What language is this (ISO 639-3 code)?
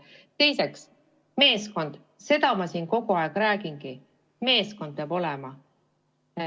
est